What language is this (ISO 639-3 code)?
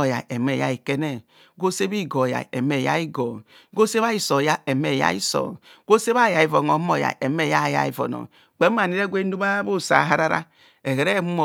bcs